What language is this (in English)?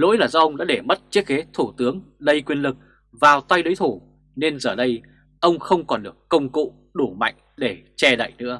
Vietnamese